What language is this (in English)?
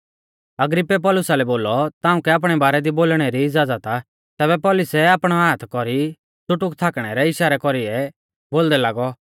Mahasu Pahari